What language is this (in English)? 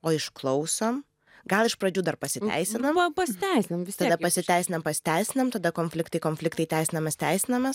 Lithuanian